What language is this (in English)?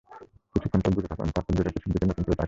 Bangla